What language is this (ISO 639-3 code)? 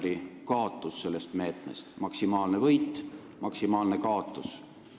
est